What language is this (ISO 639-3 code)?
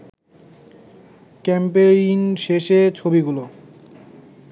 ben